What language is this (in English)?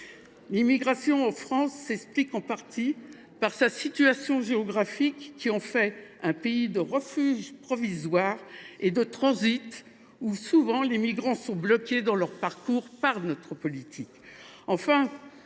French